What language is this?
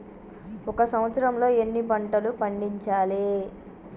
Telugu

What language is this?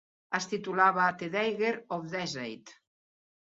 Catalan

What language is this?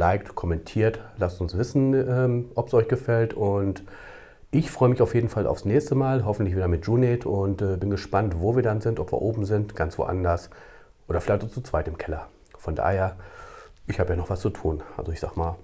German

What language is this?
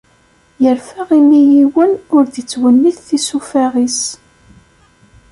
Kabyle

